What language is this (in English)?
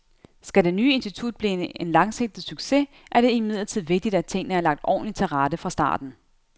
Danish